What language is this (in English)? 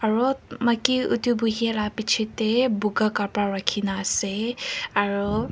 Naga Pidgin